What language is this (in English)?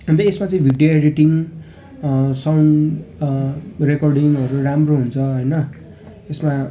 Nepali